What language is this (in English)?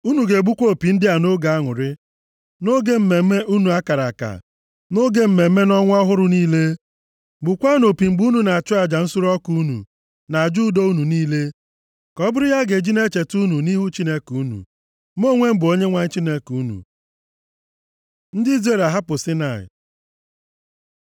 Igbo